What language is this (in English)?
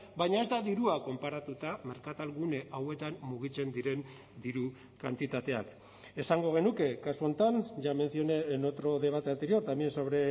Basque